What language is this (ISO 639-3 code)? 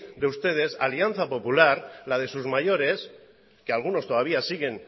spa